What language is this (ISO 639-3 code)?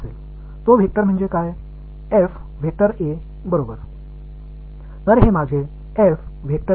tam